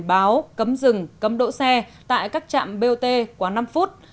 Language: Vietnamese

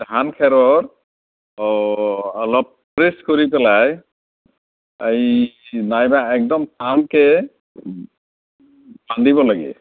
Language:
Assamese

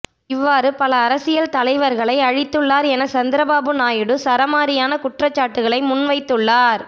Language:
Tamil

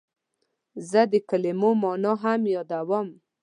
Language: Pashto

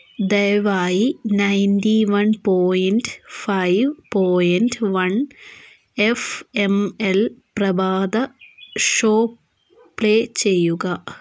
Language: Malayalam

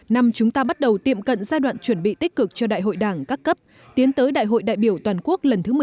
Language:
Vietnamese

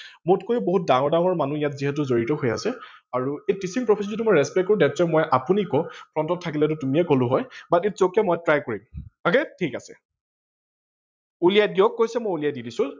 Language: Assamese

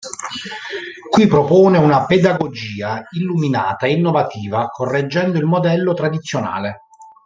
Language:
Italian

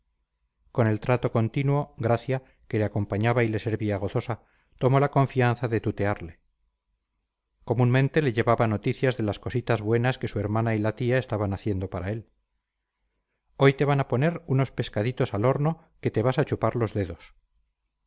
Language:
Spanish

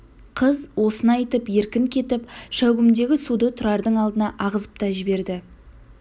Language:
Kazakh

